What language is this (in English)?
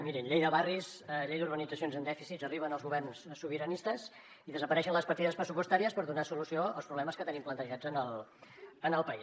Catalan